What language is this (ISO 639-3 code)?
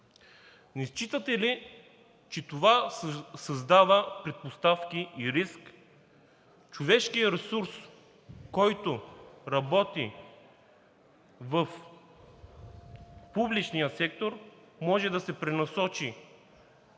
bul